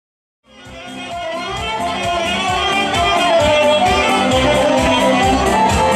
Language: Arabic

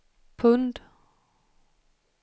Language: Swedish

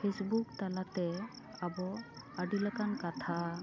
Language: Santali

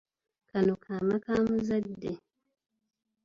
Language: Ganda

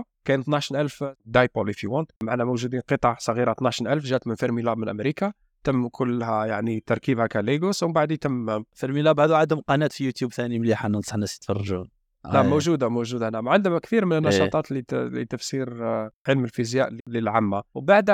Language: Arabic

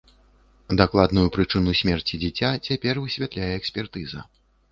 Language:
Belarusian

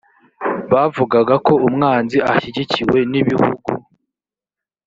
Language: Kinyarwanda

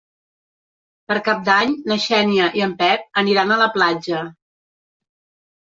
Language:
Catalan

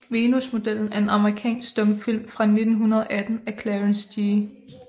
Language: Danish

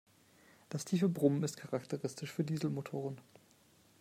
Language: German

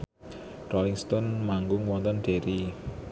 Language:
Javanese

